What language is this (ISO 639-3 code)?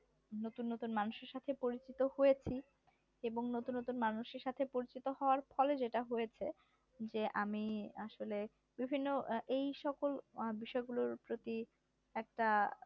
ben